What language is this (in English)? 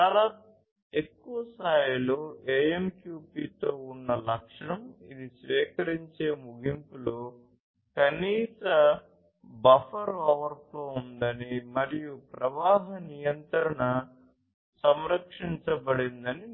Telugu